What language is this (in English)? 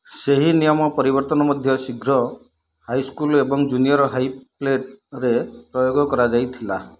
Odia